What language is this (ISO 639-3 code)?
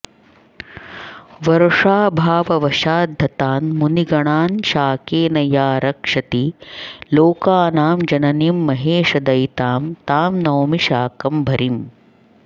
san